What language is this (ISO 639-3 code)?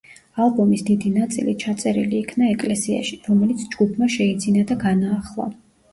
kat